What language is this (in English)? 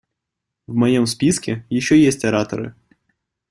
Russian